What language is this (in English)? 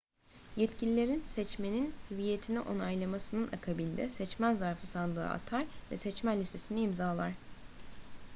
Turkish